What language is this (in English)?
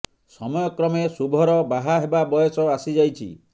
Odia